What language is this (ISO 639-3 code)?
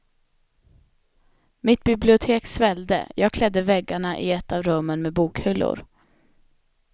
swe